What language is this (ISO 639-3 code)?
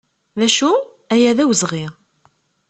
kab